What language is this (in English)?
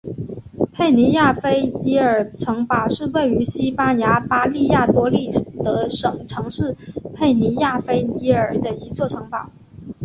Chinese